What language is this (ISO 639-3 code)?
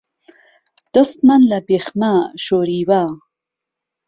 ckb